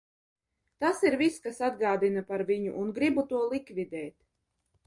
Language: Latvian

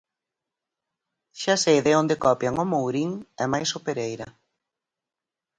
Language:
Galician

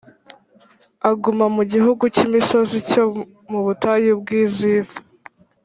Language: Kinyarwanda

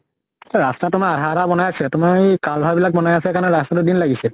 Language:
Assamese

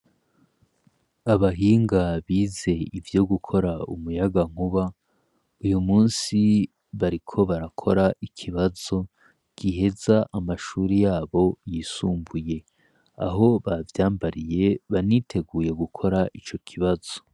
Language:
Rundi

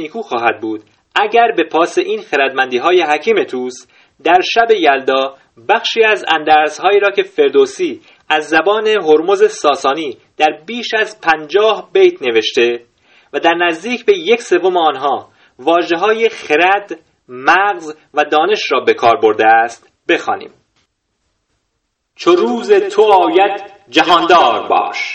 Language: Persian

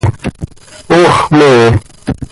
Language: Seri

